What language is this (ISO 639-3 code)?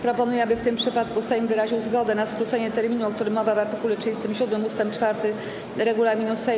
pol